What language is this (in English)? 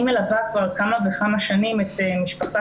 Hebrew